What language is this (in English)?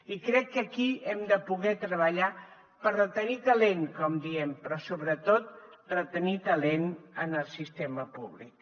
Catalan